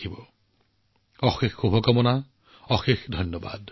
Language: Assamese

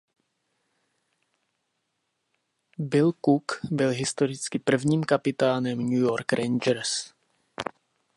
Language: Czech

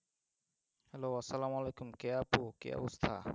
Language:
Bangla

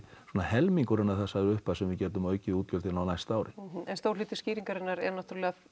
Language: Icelandic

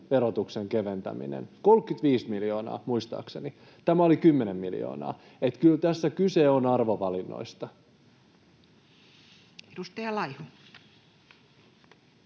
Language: Finnish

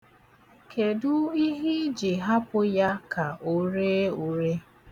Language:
Igbo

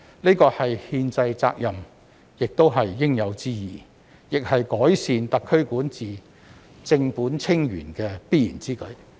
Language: Cantonese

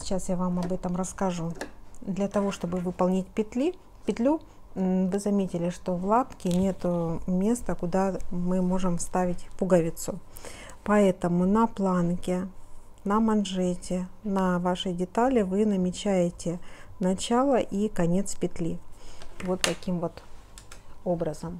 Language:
Russian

